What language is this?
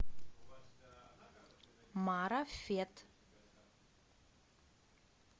Russian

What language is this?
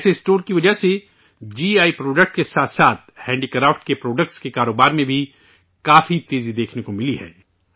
Urdu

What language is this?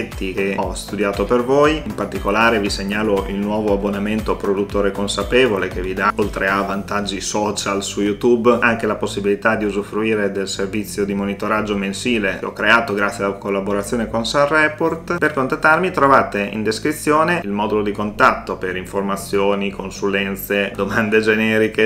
Italian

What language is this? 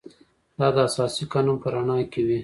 Pashto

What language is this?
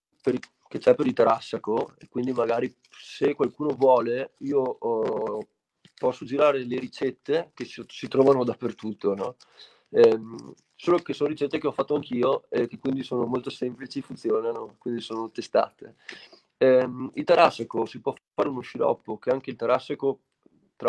Italian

